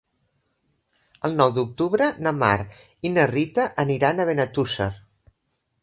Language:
Catalan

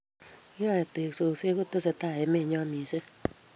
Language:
Kalenjin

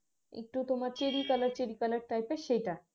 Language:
Bangla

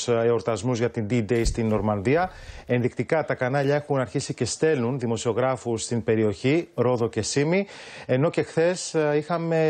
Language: Greek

